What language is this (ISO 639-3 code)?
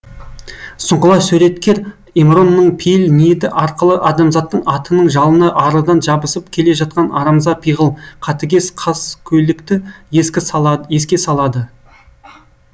kaz